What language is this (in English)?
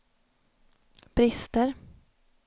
Swedish